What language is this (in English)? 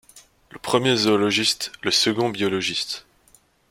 French